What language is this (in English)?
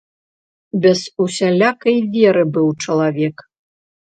Belarusian